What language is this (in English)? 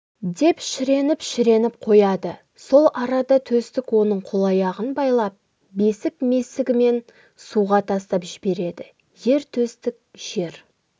Kazakh